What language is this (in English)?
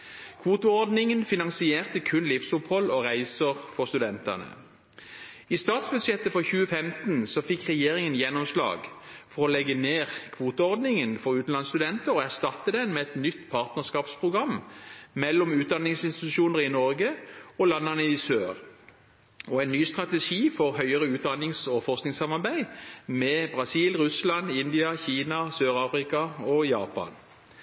Norwegian Bokmål